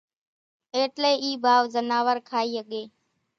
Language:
Kachi Koli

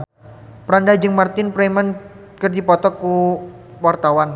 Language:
Sundanese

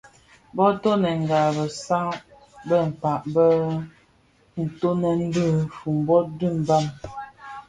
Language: Bafia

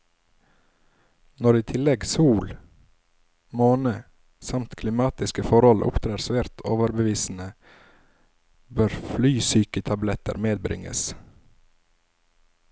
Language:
Norwegian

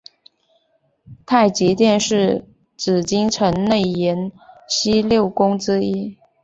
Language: Chinese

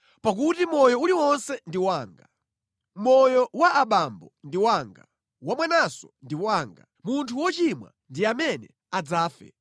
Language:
Nyanja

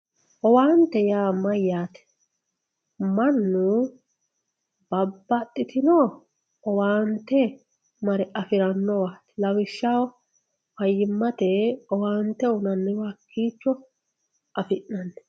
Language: Sidamo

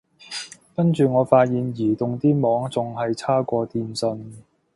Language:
Cantonese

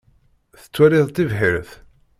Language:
Kabyle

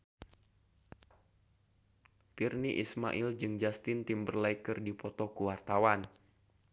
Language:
Sundanese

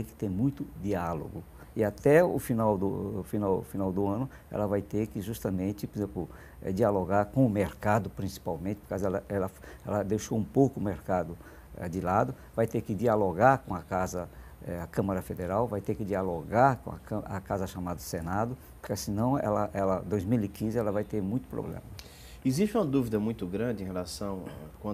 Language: Portuguese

